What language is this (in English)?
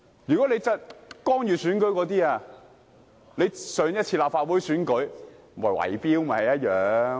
Cantonese